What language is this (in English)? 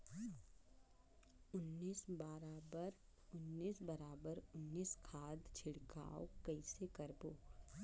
Chhattisgarhi